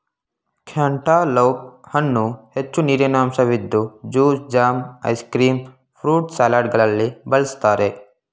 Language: Kannada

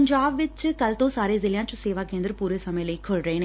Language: Punjabi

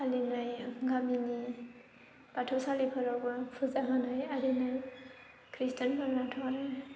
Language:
Bodo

